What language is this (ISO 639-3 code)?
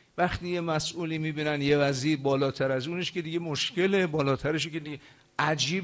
fas